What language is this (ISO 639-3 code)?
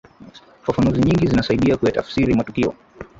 swa